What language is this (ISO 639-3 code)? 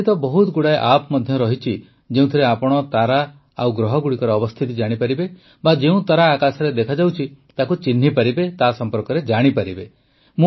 ori